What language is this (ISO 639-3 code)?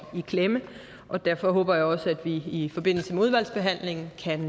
dan